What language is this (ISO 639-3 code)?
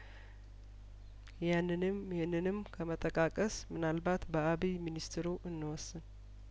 amh